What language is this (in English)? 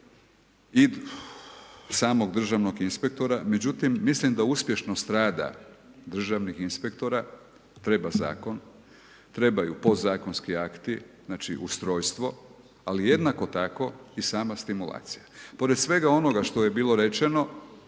Croatian